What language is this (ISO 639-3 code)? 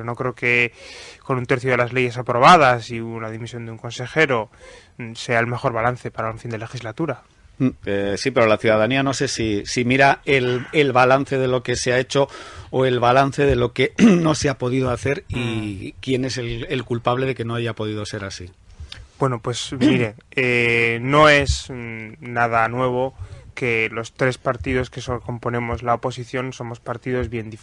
spa